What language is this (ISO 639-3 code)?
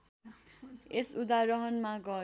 nep